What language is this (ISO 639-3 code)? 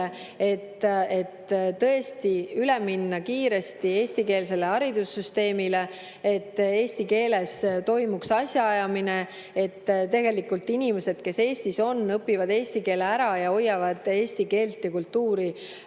est